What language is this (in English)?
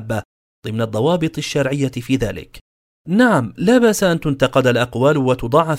Arabic